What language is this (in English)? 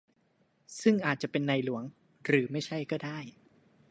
Thai